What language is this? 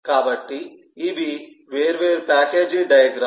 Telugu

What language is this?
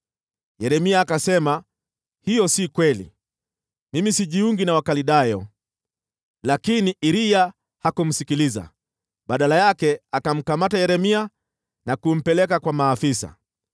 Swahili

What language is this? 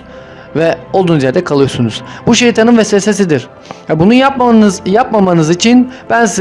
Turkish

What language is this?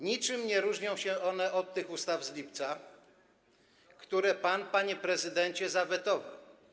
Polish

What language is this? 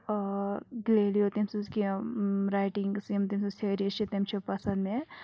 Kashmiri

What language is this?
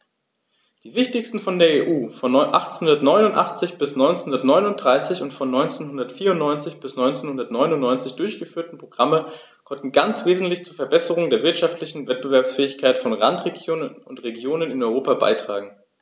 German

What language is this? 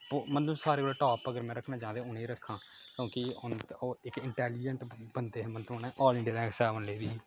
Dogri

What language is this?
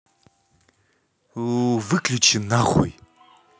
Russian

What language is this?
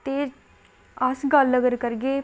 Dogri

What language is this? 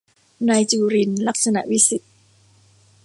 Thai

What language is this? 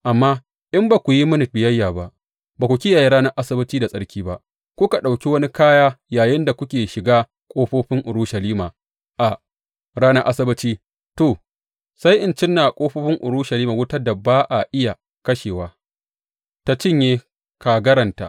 Hausa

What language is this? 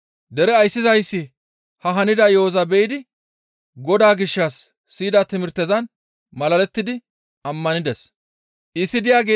Gamo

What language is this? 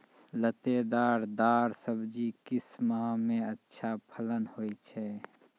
Maithili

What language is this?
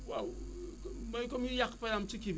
Wolof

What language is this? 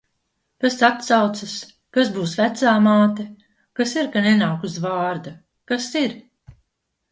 Latvian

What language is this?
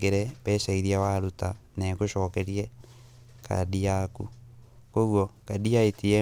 Kikuyu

